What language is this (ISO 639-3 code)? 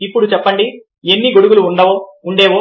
tel